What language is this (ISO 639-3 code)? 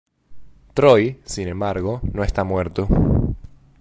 spa